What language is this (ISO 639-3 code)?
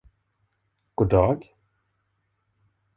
swe